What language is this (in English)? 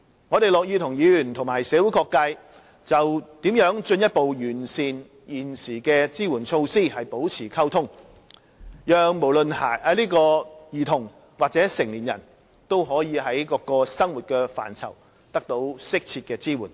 Cantonese